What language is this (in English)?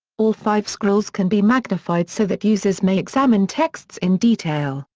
English